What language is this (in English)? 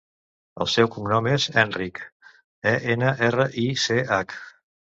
Catalan